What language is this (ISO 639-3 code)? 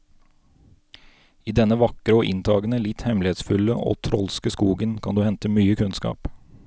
nor